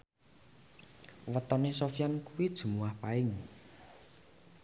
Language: Javanese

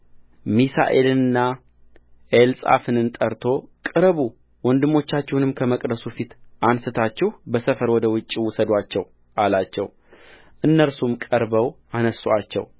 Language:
Amharic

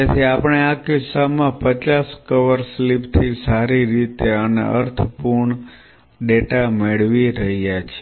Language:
Gujarati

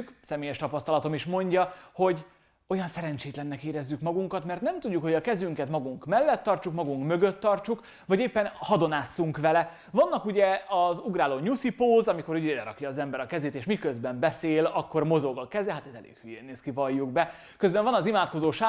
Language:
Hungarian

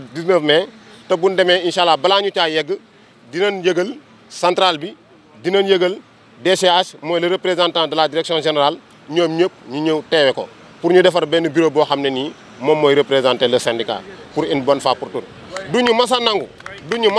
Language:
French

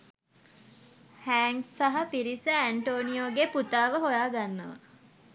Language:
Sinhala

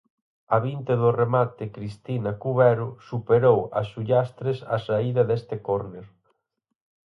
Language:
Galician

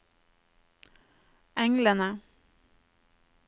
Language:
Norwegian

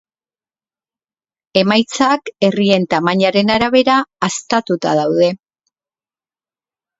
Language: Basque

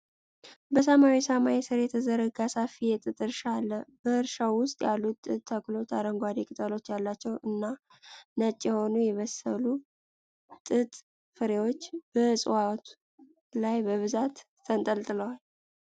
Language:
Amharic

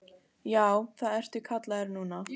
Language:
Icelandic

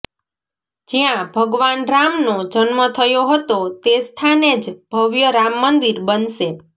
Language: Gujarati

